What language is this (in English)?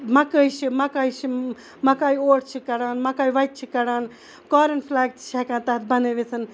Kashmiri